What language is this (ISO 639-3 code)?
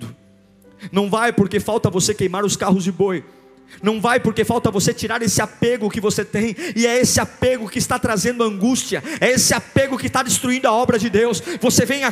por